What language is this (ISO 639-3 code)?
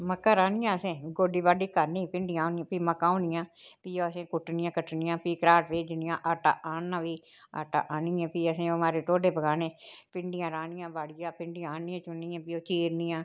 doi